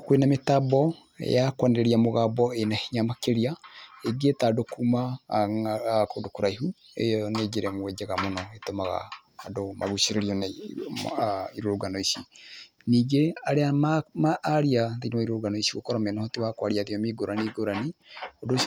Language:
Kikuyu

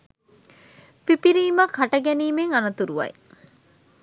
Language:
Sinhala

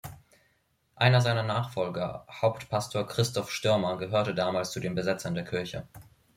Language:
German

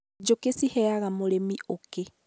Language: Kikuyu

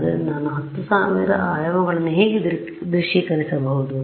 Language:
Kannada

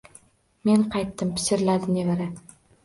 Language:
Uzbek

